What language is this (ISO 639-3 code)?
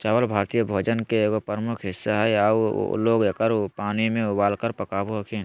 mag